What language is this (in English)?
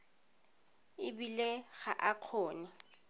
Tswana